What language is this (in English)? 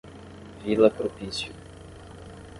Portuguese